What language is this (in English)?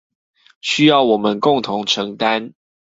Chinese